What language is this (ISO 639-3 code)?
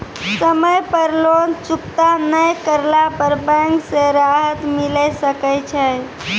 mai